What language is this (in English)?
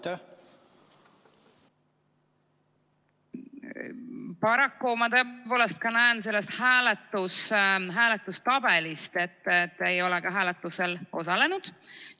Estonian